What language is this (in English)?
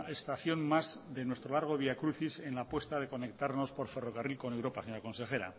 Spanish